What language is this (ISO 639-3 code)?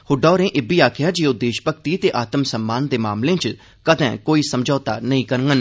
doi